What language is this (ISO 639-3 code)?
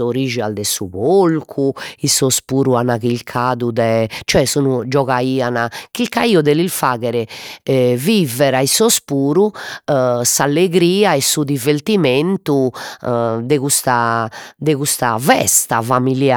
srd